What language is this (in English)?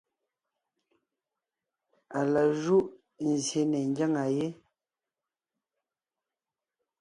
Ngiemboon